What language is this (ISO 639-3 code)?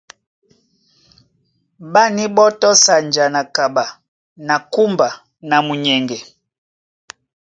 dua